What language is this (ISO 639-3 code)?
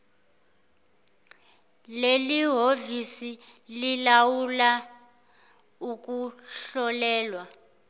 zul